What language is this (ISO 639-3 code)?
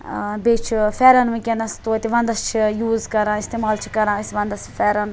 kas